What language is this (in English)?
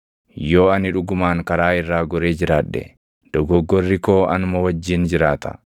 Oromo